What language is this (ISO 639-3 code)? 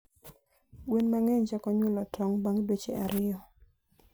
luo